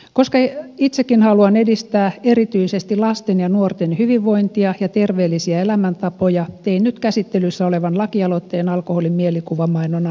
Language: Finnish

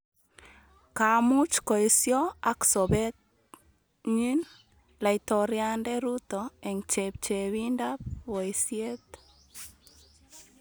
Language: Kalenjin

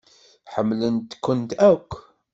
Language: Kabyle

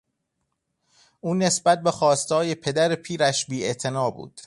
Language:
Persian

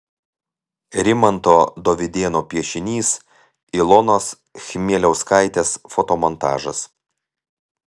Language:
Lithuanian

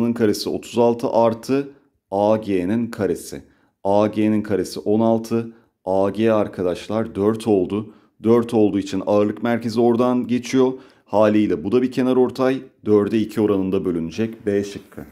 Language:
Turkish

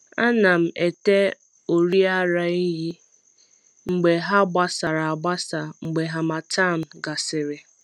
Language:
Igbo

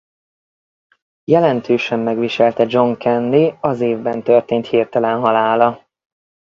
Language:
Hungarian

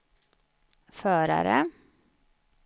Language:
Swedish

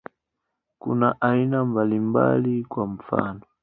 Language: Swahili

